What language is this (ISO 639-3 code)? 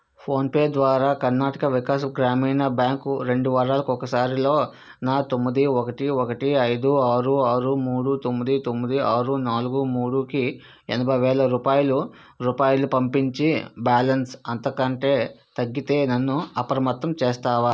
tel